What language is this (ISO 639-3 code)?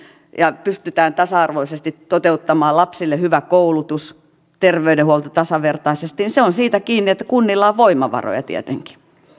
fin